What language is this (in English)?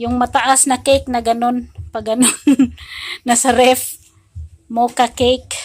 Filipino